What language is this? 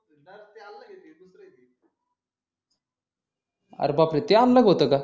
Marathi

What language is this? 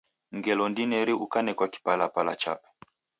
Taita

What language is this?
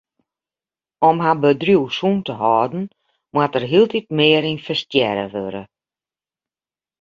Western Frisian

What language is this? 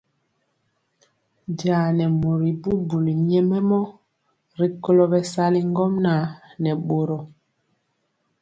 Mpiemo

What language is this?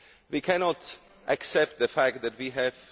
English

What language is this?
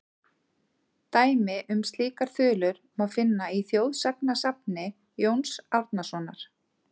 Icelandic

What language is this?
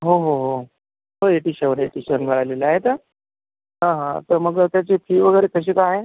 Marathi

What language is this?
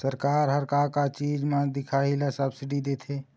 Chhattisgarhi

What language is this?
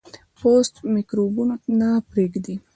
Pashto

